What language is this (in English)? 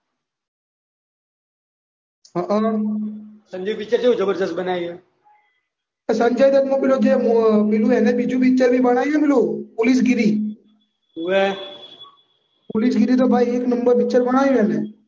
Gujarati